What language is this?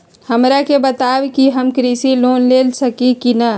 Magahi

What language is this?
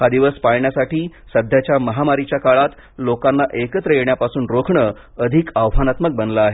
Marathi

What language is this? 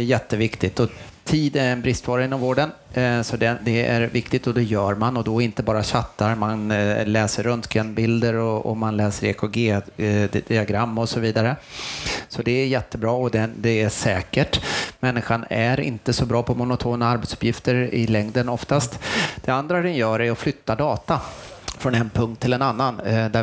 Swedish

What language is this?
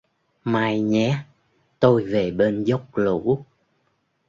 Vietnamese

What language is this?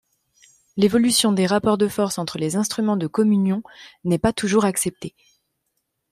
French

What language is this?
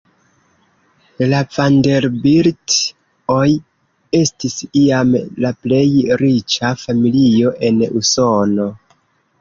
Esperanto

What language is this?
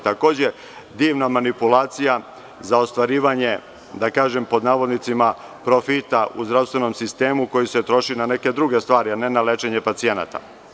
Serbian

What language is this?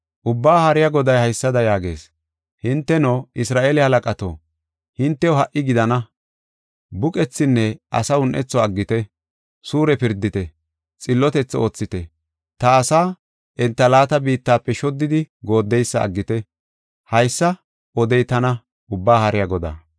Gofa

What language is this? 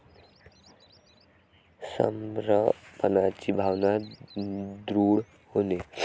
Marathi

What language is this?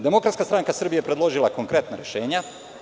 Serbian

